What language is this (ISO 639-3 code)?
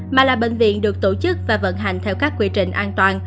vie